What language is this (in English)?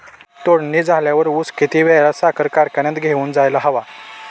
Marathi